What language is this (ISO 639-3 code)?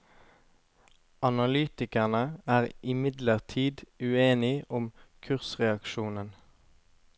nor